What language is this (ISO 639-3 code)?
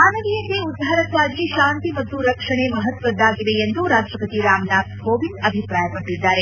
kan